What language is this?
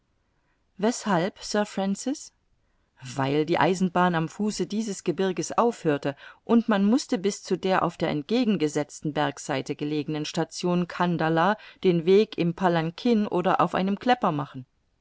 German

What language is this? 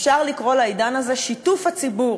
Hebrew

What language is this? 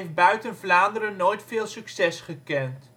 Dutch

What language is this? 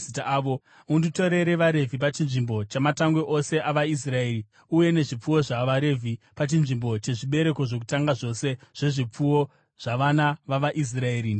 Shona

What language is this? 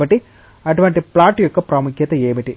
Telugu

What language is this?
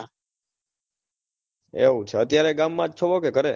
Gujarati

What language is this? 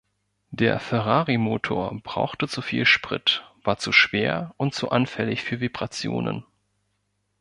German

